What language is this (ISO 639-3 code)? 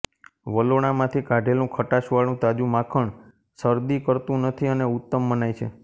guj